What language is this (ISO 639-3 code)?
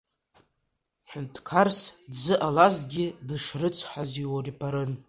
abk